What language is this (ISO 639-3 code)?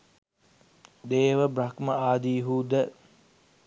sin